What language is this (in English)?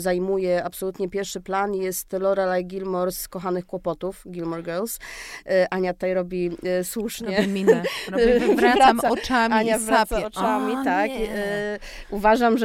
Polish